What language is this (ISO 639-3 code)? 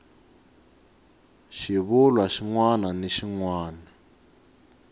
tso